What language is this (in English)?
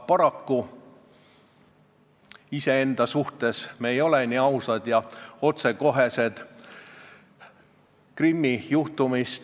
Estonian